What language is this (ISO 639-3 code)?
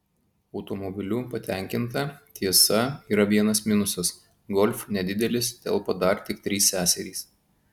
lit